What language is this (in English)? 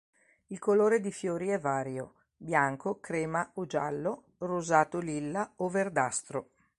Italian